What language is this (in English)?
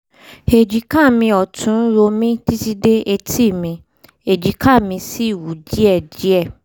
Yoruba